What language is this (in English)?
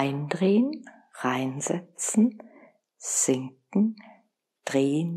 German